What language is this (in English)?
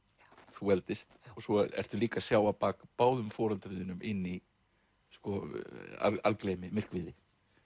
Icelandic